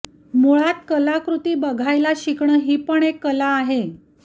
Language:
Marathi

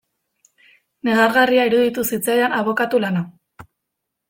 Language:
Basque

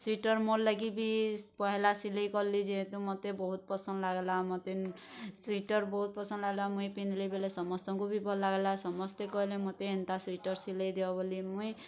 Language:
Odia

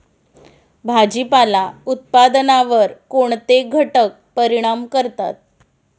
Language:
Marathi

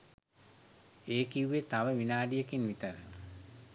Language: Sinhala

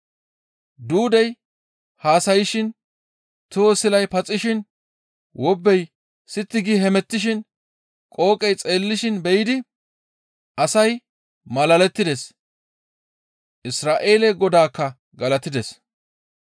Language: Gamo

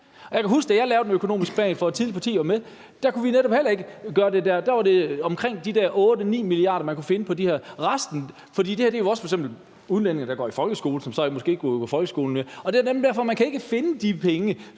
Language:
Danish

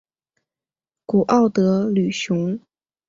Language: Chinese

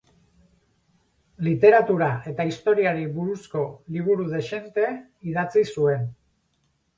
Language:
Basque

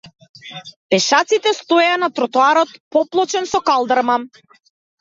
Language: Macedonian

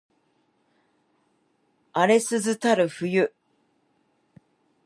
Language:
Japanese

